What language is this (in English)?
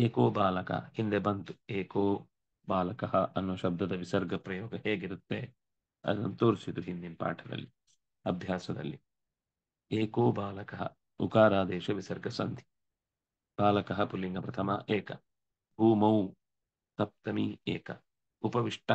Kannada